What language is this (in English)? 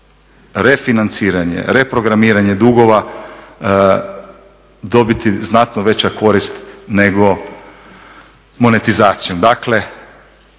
Croatian